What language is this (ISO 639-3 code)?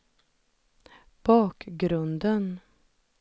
swe